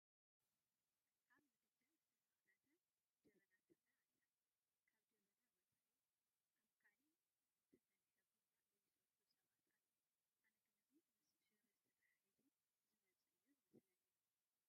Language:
Tigrinya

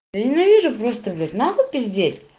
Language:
Russian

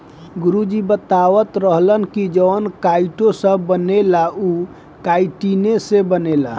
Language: Bhojpuri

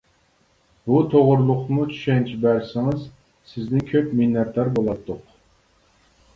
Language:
Uyghur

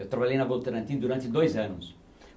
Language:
Portuguese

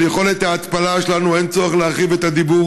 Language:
Hebrew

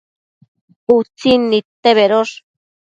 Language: Matsés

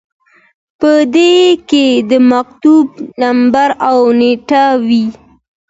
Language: Pashto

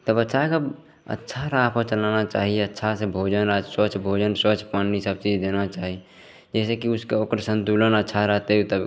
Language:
Maithili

